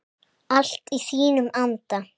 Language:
Icelandic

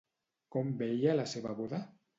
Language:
Catalan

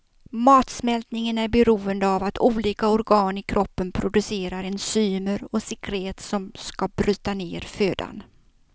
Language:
Swedish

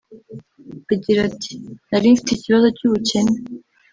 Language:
Kinyarwanda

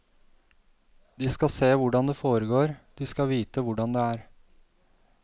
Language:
Norwegian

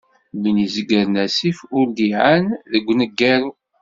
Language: Kabyle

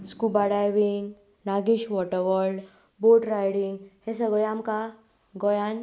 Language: Konkani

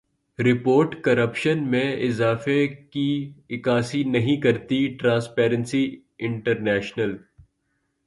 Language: Urdu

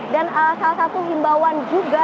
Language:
Indonesian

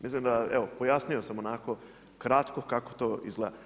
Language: Croatian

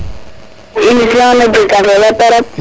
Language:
Serer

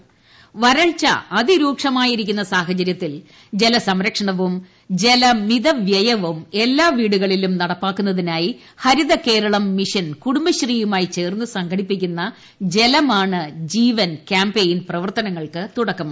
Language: Malayalam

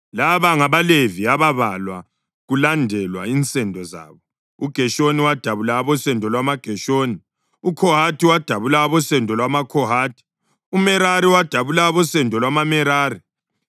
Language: North Ndebele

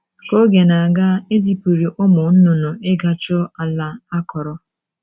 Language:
Igbo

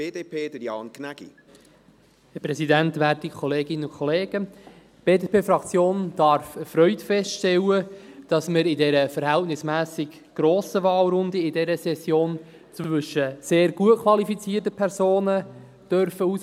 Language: Swiss German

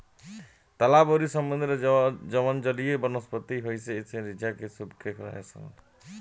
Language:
Bhojpuri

